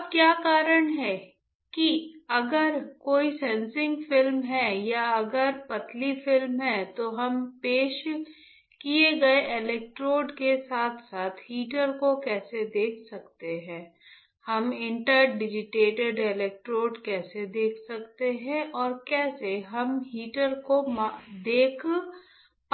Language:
Hindi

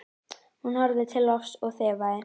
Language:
Icelandic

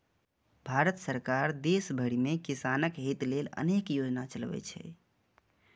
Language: Maithili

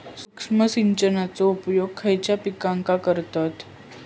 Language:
Marathi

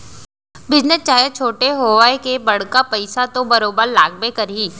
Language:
Chhattisgarhi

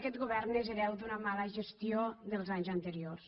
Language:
Catalan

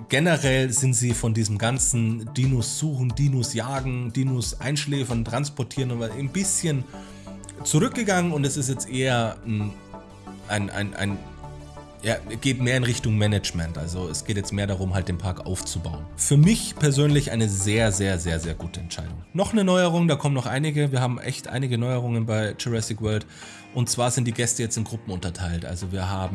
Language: German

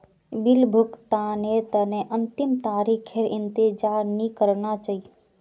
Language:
Magahi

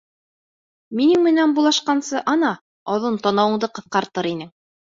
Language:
Bashkir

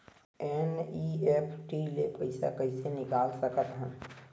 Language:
Chhattisgarhi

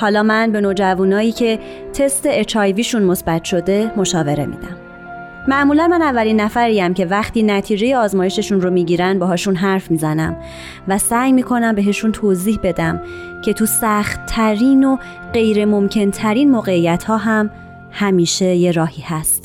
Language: Persian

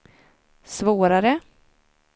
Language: Swedish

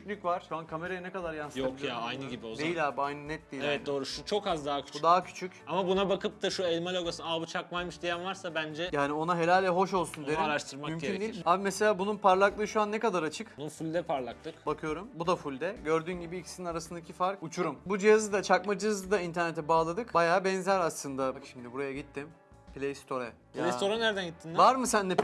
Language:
Turkish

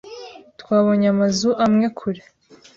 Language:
Kinyarwanda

